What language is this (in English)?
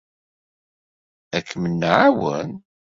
Kabyle